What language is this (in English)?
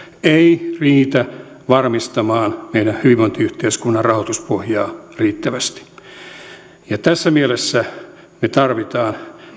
Finnish